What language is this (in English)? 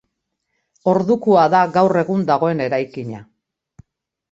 Basque